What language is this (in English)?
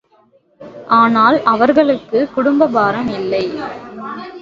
Tamil